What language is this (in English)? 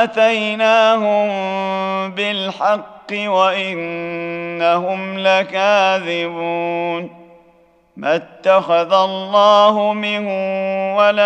Arabic